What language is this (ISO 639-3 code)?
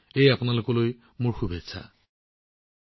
asm